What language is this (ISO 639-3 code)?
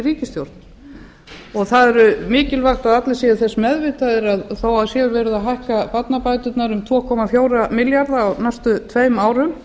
isl